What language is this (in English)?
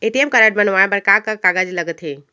Chhattisgarhi